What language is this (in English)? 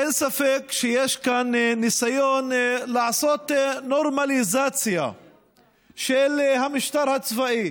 Hebrew